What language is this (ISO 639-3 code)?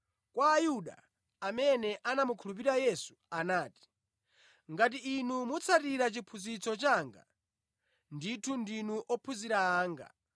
nya